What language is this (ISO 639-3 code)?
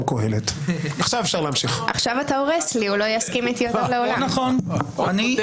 heb